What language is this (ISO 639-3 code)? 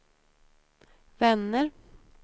swe